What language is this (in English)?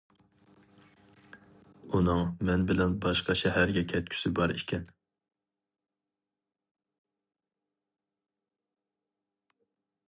Uyghur